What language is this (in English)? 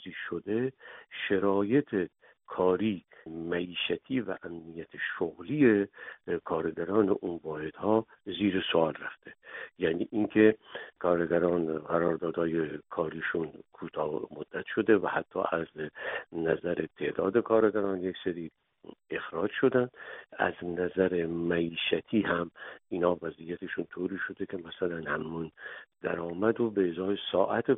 Persian